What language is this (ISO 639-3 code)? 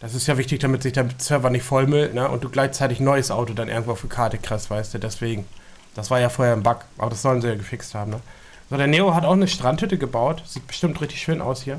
deu